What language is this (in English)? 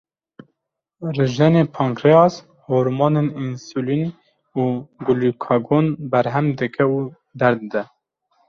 Kurdish